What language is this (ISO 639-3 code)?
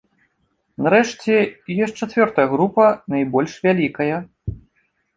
bel